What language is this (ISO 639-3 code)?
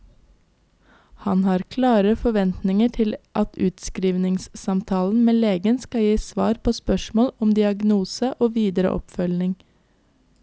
nor